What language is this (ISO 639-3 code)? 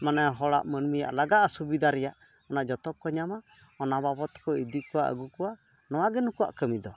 sat